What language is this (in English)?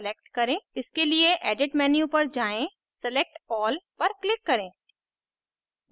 Hindi